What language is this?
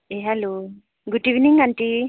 Nepali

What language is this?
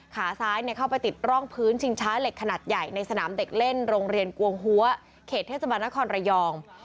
Thai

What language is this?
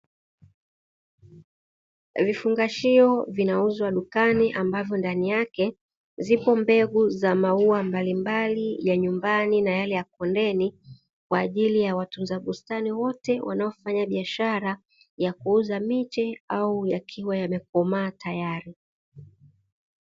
Swahili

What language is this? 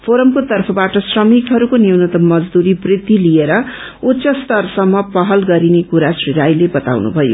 Nepali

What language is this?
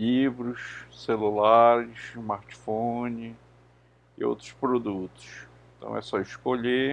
Portuguese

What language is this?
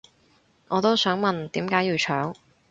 Cantonese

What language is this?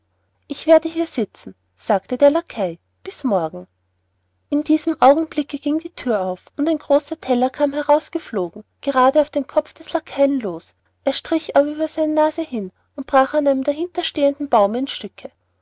German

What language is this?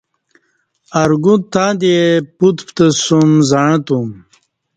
Kati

